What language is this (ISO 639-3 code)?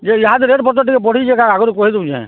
ori